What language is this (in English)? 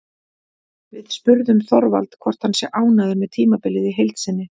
Icelandic